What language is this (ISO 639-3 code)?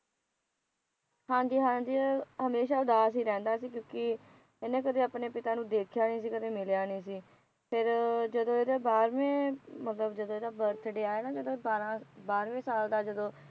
pan